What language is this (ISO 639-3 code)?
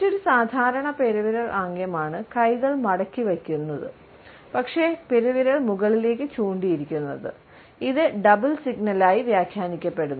mal